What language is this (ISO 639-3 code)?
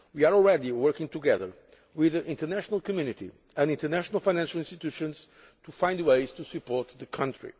eng